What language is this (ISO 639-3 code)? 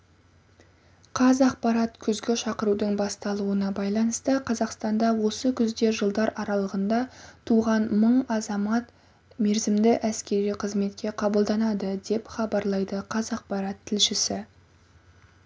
kaz